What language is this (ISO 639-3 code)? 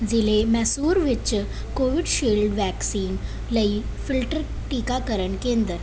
pan